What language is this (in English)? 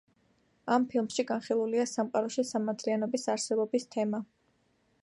Georgian